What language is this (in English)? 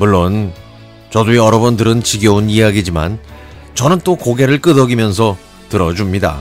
Korean